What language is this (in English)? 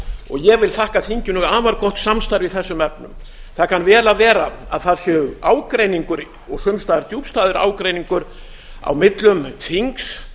Icelandic